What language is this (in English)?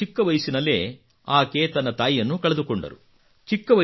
Kannada